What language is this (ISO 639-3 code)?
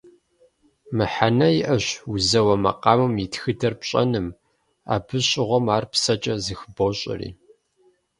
kbd